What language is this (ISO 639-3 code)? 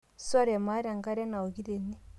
mas